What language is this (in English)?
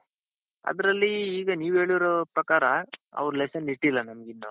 Kannada